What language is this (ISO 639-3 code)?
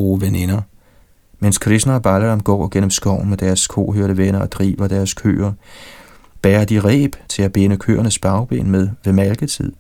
dan